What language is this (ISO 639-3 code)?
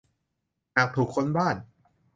tha